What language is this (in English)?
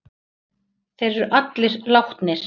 Icelandic